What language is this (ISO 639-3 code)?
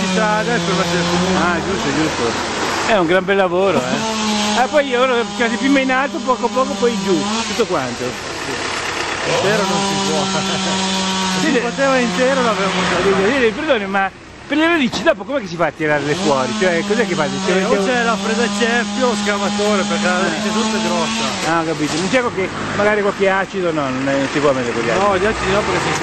ita